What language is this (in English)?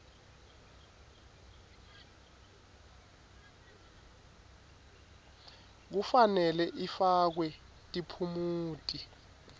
Swati